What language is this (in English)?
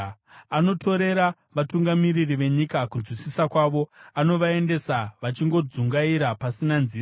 Shona